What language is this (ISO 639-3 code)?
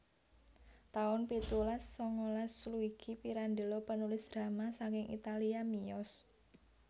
jav